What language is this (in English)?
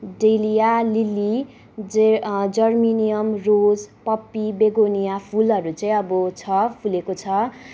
Nepali